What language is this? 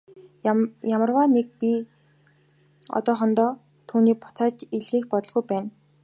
Mongolian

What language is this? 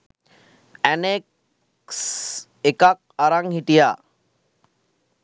Sinhala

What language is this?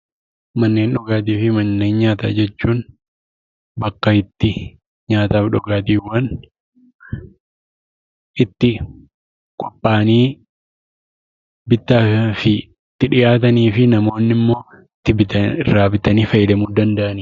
Oromo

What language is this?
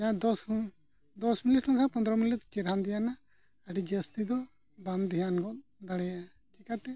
Santali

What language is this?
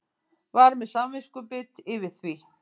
Icelandic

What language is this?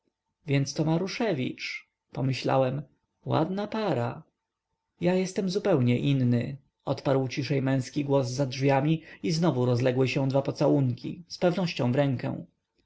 Polish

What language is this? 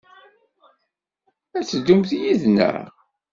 Kabyle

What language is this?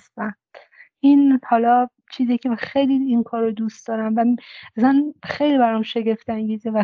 Persian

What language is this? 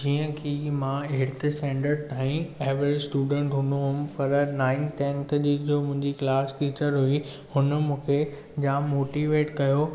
Sindhi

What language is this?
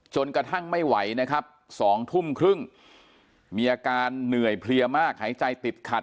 Thai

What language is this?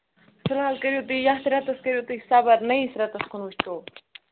Kashmiri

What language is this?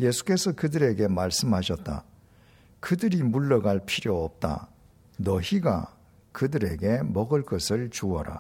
Korean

